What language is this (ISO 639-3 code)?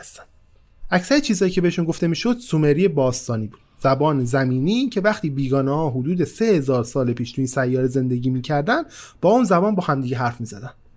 fas